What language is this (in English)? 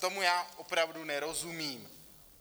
Czech